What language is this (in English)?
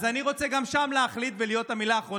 Hebrew